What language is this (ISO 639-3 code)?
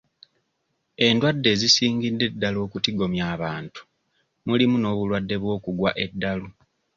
lug